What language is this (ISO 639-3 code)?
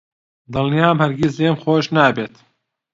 ckb